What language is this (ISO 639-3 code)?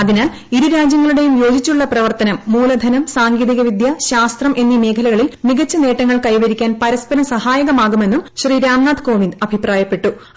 mal